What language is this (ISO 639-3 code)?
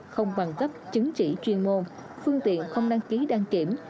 vie